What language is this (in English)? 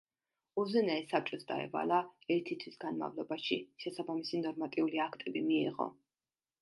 Georgian